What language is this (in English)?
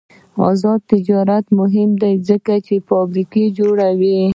Pashto